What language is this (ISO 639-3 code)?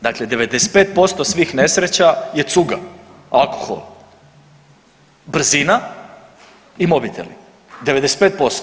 hrv